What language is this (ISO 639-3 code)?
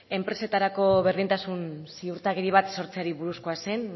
eus